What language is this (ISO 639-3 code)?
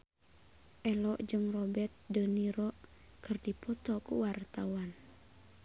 sun